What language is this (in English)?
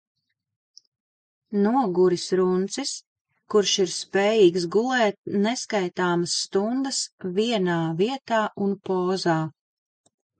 Latvian